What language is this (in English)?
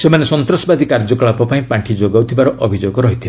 Odia